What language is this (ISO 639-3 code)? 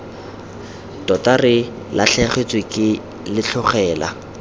tsn